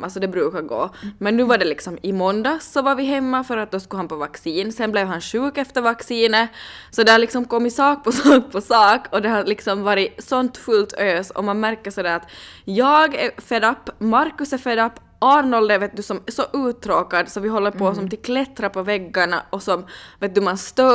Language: Swedish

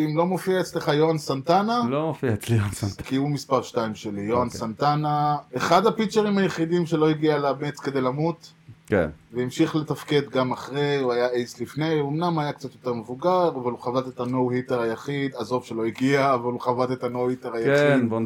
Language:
Hebrew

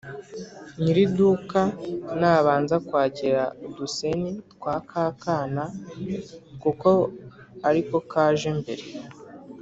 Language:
Kinyarwanda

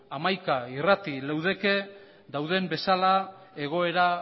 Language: Basque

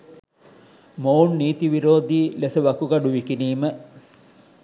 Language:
Sinhala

